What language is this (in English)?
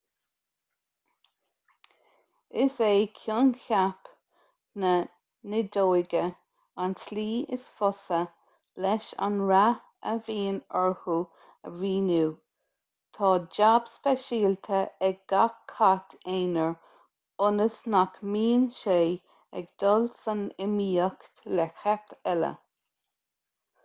Irish